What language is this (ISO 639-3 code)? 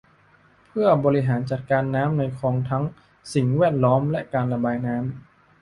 tha